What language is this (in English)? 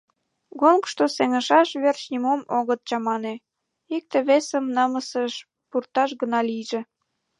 Mari